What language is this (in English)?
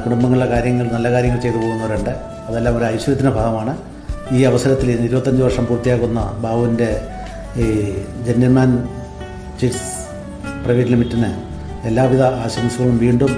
Malayalam